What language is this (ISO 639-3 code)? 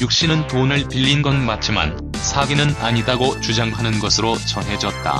kor